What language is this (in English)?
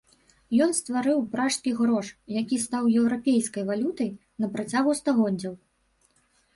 Belarusian